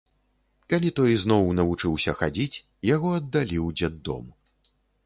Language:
Belarusian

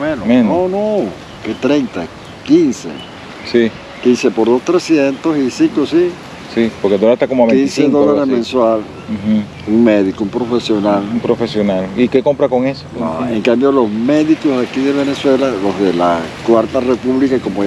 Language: Spanish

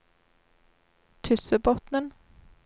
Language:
Norwegian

